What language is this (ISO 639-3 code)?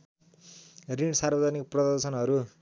nep